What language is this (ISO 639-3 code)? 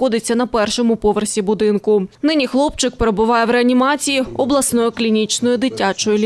ukr